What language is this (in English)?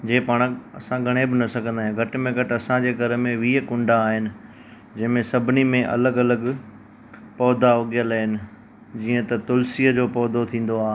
Sindhi